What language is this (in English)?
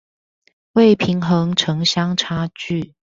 Chinese